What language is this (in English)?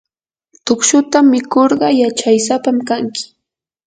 Yanahuanca Pasco Quechua